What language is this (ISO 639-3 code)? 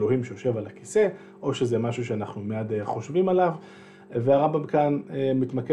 heb